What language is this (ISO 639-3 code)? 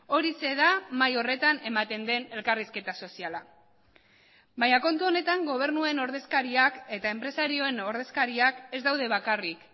eus